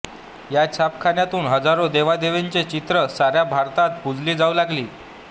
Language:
Marathi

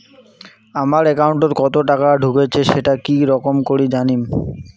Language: Bangla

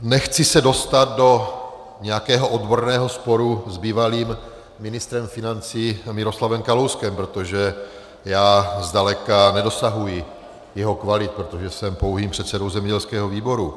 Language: Czech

